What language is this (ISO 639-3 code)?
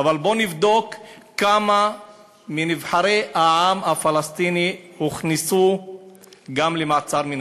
heb